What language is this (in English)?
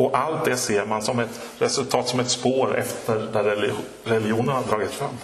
Swedish